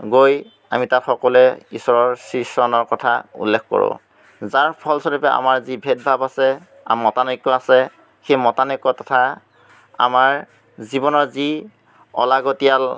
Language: Assamese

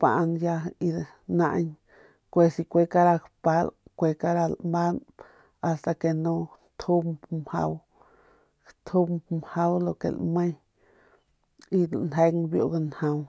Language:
Northern Pame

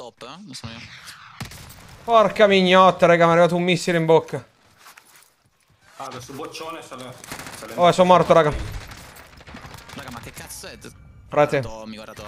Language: Italian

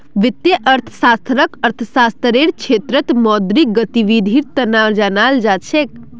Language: Magahi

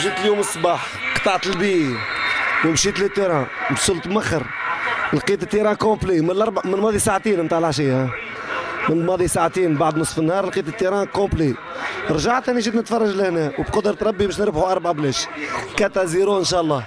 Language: Arabic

